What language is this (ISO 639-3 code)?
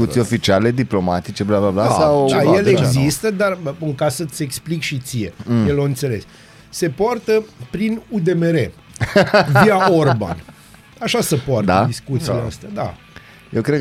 ron